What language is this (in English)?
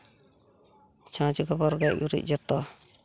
Santali